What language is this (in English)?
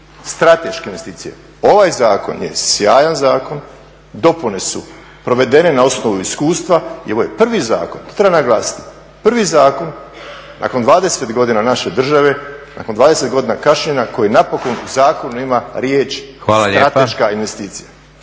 Croatian